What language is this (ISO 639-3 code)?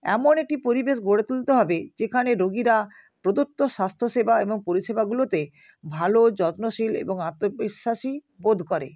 ben